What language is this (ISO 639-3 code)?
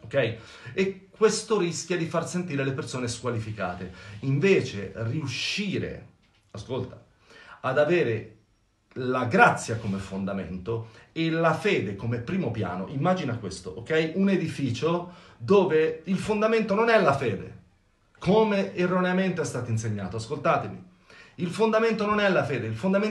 ita